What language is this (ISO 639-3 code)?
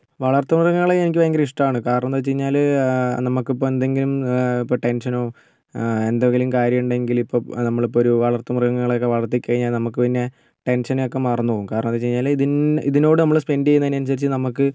mal